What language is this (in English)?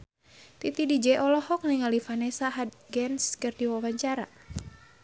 Sundanese